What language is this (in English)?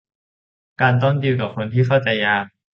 Thai